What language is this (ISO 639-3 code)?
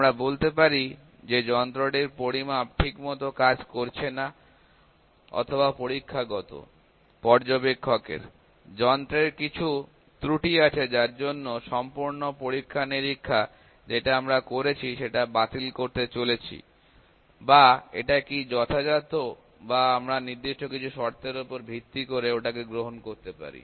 ben